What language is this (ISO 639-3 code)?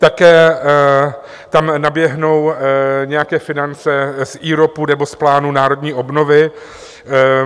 ces